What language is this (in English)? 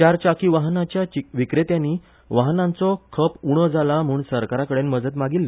Konkani